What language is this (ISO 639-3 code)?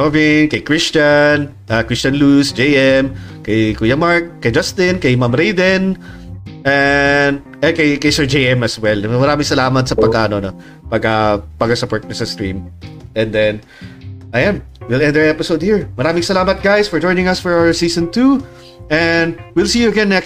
fil